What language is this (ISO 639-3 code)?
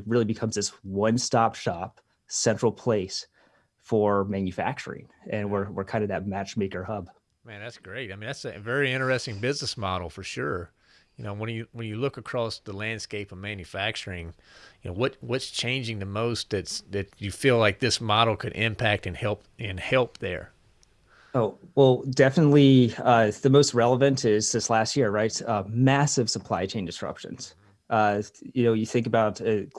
eng